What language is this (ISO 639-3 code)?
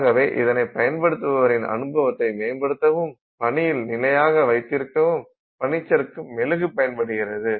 tam